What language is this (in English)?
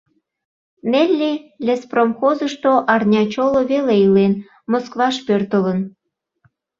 Mari